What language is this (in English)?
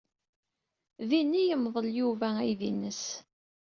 Kabyle